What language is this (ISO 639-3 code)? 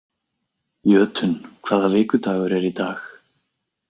isl